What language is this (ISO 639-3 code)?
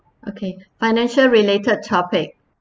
eng